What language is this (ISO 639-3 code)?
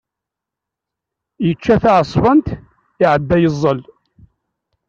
kab